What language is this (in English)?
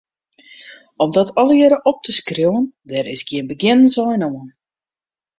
Western Frisian